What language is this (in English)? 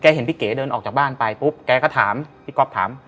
Thai